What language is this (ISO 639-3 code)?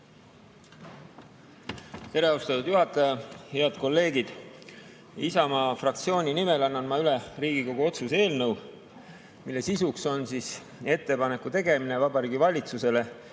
est